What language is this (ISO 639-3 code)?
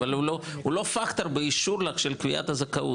heb